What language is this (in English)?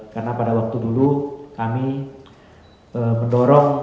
Indonesian